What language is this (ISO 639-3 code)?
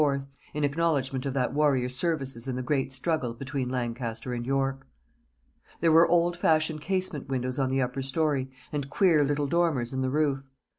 eng